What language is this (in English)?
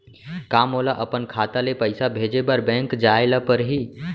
Chhattisgarhi